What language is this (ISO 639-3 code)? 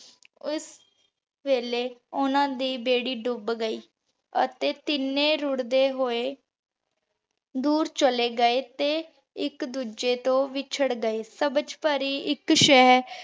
pan